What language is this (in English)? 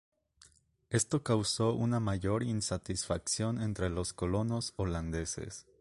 Spanish